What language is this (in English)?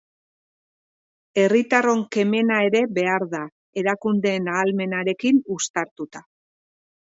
Basque